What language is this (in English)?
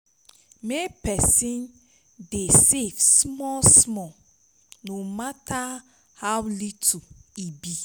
Nigerian Pidgin